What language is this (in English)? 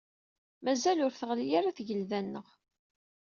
Kabyle